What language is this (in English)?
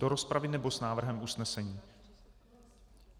Czech